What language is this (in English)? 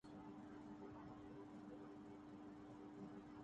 Urdu